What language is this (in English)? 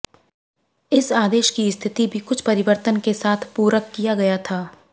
Hindi